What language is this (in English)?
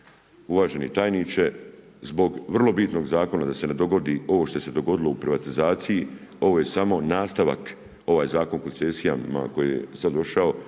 Croatian